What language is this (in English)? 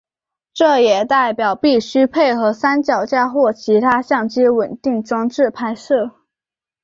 Chinese